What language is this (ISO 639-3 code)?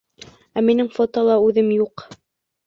bak